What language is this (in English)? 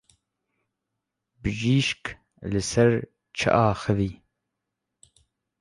Kurdish